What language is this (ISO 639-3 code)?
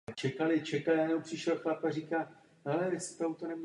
ces